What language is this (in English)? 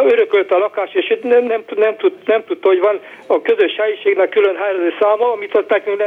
Hungarian